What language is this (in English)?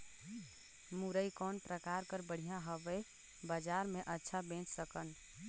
Chhattisgarhi